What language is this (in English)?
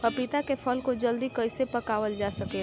Bhojpuri